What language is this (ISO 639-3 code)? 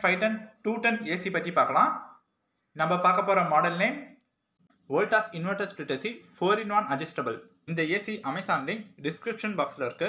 tam